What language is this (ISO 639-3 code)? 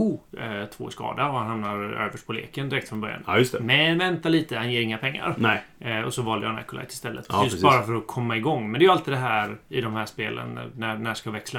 swe